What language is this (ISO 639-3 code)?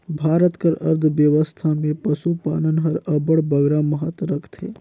hne